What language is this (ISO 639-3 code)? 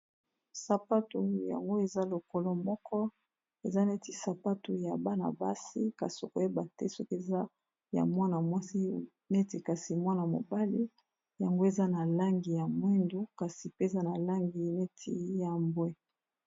lin